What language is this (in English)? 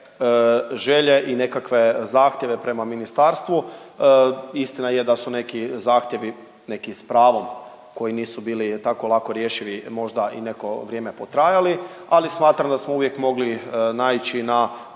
Croatian